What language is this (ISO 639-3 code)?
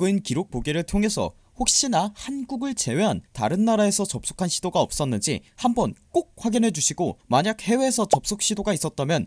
kor